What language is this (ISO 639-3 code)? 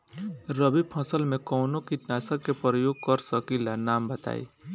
bho